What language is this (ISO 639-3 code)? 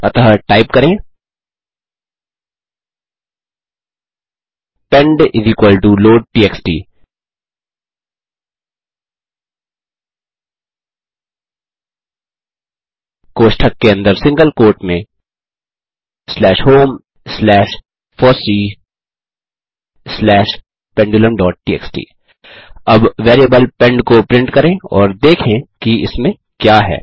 hin